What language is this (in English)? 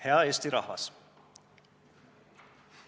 Estonian